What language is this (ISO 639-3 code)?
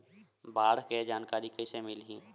hne